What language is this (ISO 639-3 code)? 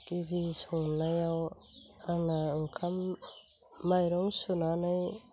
brx